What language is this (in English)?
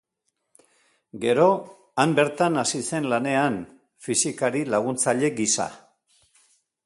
Basque